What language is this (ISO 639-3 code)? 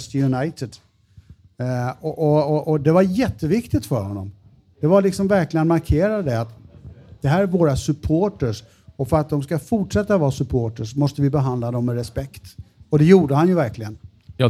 swe